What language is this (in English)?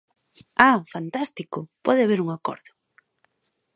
Galician